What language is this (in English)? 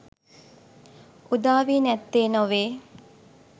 Sinhala